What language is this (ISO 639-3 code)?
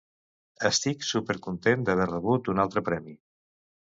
cat